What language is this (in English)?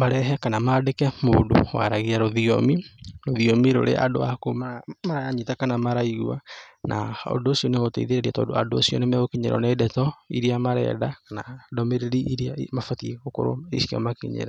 Kikuyu